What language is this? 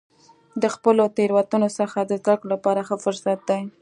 Pashto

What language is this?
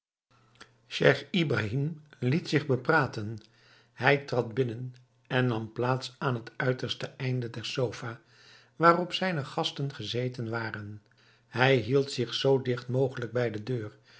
Dutch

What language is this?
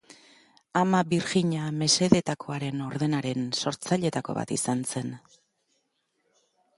Basque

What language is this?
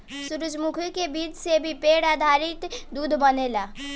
Bhojpuri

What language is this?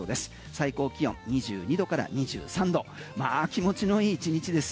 Japanese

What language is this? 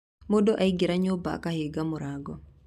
Kikuyu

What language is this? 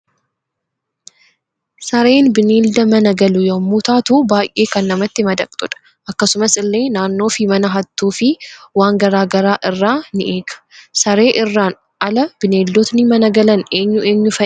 Oromo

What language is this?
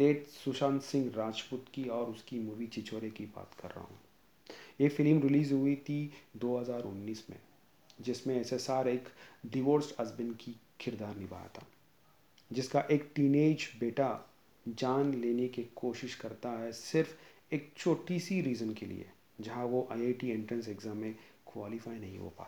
Hindi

